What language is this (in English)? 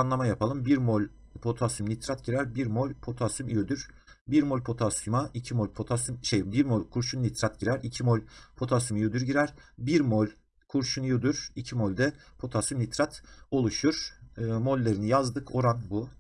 Turkish